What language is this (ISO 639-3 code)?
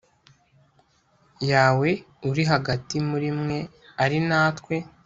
kin